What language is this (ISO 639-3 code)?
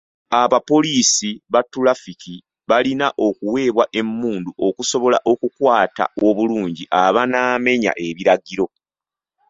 lug